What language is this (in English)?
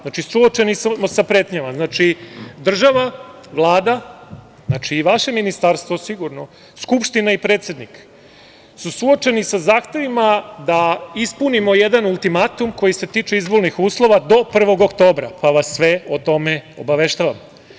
Serbian